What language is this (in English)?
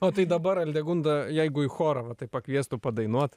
Lithuanian